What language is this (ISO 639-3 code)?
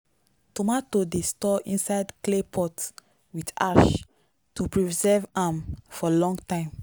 pcm